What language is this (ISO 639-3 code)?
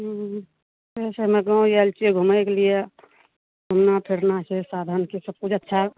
mai